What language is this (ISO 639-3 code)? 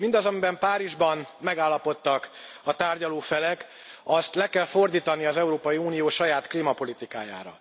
hun